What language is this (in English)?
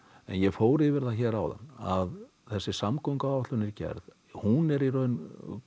Icelandic